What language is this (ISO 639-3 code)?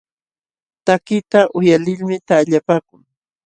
qxw